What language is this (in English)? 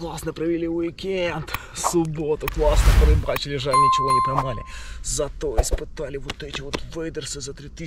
Russian